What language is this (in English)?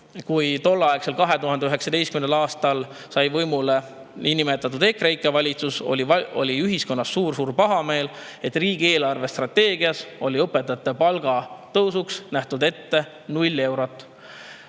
Estonian